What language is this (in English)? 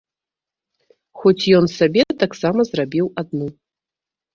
Belarusian